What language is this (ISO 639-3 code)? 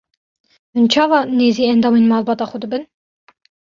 kur